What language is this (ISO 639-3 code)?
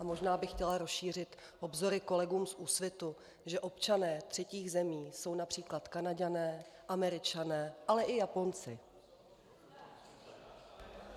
ces